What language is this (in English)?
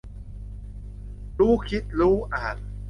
Thai